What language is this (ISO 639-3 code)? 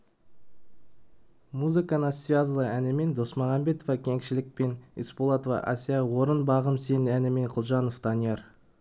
kaz